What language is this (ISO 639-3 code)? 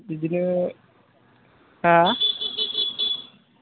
brx